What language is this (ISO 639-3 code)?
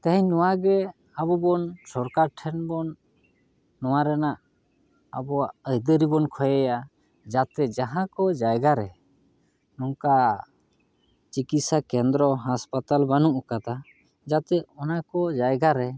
sat